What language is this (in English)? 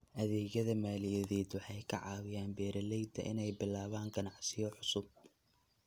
Somali